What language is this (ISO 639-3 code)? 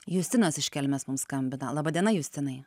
lit